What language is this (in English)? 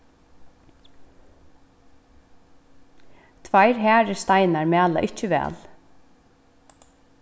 Faroese